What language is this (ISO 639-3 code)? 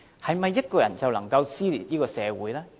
yue